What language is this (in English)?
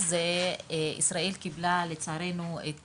Hebrew